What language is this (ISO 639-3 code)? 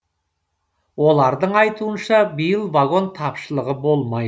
kaz